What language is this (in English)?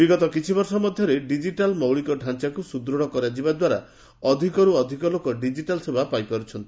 Odia